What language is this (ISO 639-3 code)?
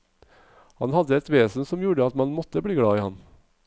nor